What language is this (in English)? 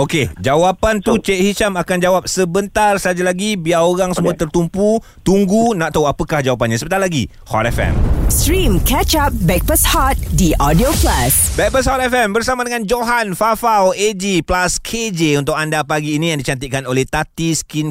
Malay